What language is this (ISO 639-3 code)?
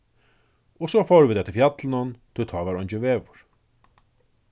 fao